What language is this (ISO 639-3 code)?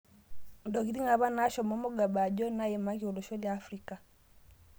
mas